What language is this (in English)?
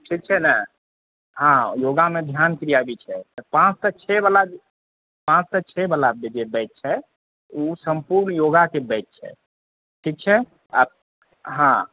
Maithili